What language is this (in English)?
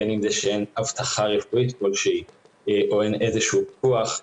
Hebrew